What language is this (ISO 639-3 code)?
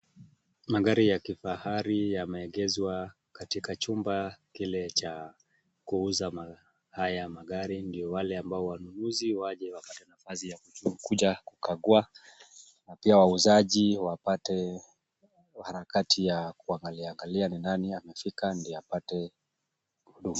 swa